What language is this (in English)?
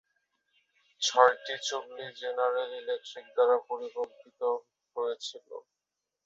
Bangla